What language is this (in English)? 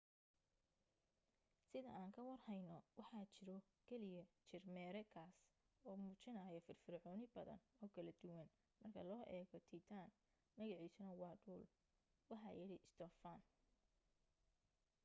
Somali